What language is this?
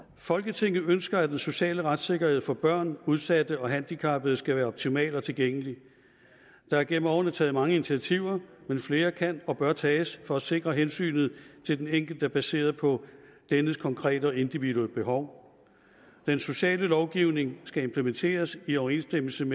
Danish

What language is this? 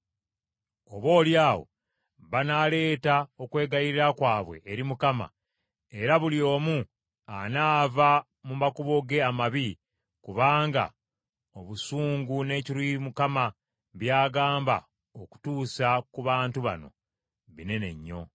Ganda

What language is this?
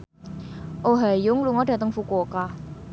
Javanese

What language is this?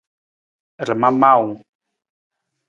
Nawdm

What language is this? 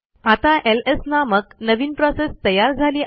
Marathi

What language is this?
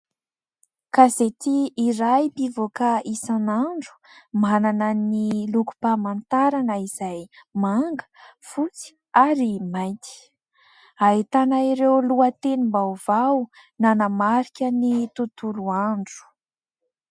Malagasy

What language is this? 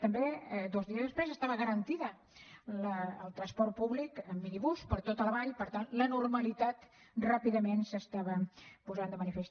Catalan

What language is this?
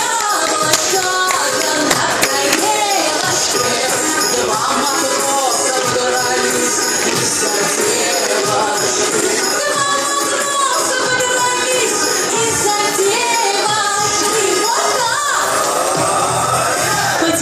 Greek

